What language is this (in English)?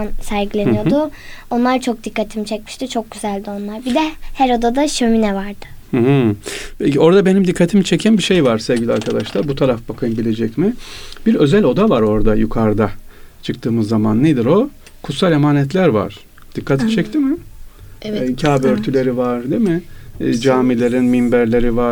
Turkish